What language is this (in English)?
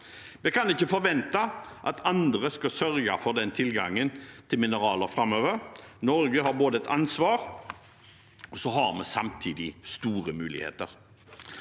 Norwegian